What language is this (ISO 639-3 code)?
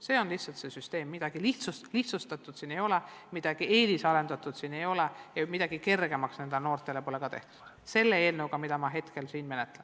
est